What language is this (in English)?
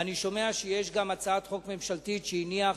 Hebrew